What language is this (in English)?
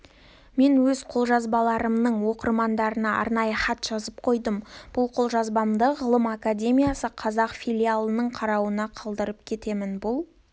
Kazakh